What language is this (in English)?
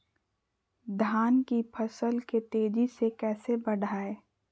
Magahi